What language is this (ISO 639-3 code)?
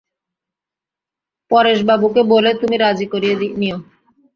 ben